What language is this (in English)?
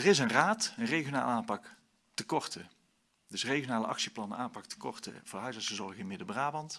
Dutch